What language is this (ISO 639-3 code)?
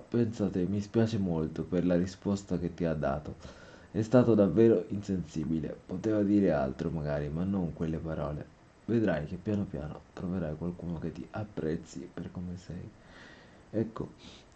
ita